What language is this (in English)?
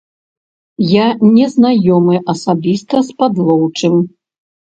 Belarusian